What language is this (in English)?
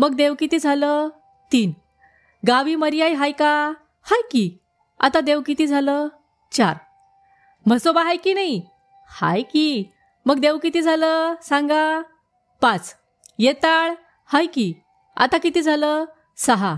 Marathi